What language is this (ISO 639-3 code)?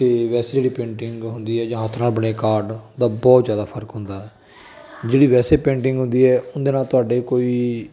pan